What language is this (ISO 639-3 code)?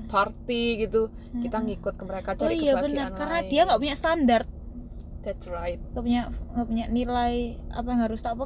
ind